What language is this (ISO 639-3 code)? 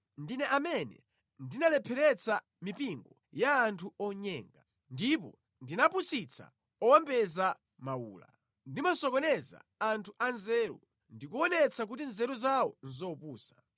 nya